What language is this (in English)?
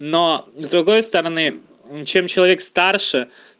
Russian